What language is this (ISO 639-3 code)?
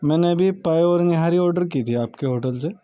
urd